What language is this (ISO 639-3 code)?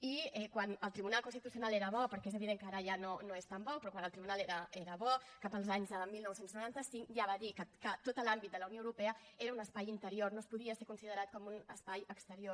cat